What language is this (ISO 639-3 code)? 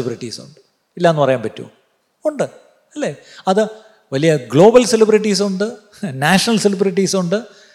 mal